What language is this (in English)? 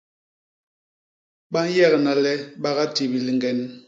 Basaa